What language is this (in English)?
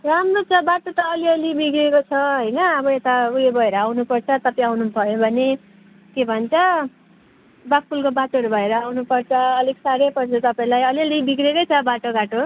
Nepali